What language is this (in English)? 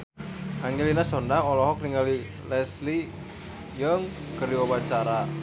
Sundanese